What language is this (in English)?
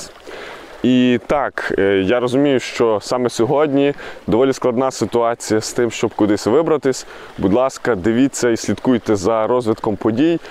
Ukrainian